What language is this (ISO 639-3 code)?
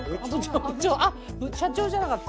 jpn